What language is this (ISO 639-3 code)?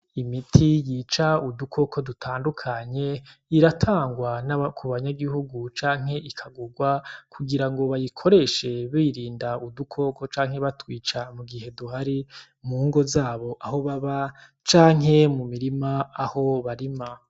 run